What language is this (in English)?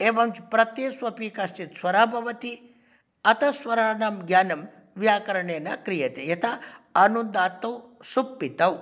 Sanskrit